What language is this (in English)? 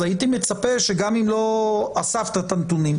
Hebrew